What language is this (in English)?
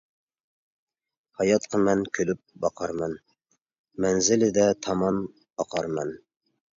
Uyghur